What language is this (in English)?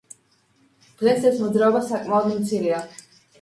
Georgian